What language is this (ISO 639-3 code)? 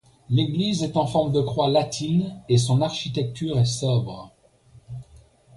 fra